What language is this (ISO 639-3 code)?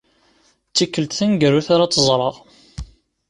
kab